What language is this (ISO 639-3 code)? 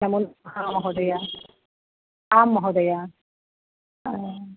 san